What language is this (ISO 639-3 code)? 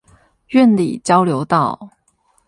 zho